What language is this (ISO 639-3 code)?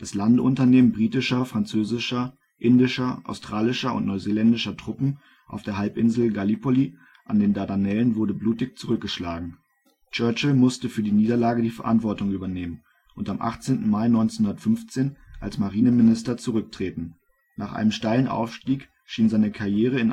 deu